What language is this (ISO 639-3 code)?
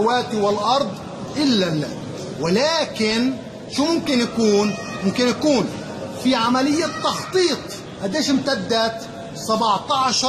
ara